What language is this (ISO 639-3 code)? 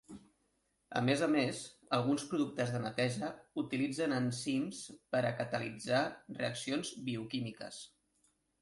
cat